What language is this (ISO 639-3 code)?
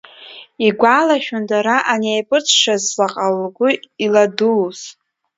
abk